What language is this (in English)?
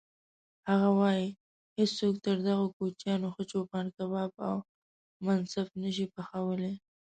Pashto